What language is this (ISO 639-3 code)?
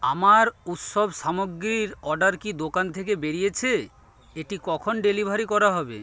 ben